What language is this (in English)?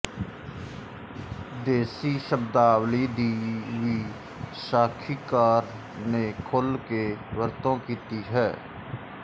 Punjabi